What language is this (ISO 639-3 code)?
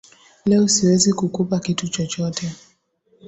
swa